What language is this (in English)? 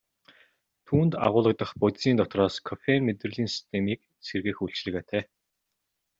Mongolian